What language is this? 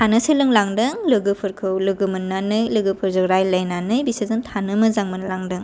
Bodo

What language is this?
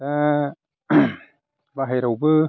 Bodo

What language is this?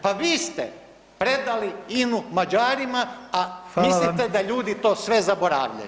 Croatian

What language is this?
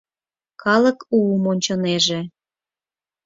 Mari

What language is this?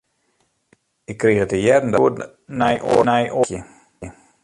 Western Frisian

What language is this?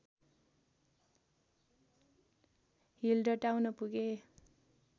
Nepali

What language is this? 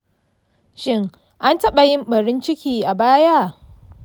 Hausa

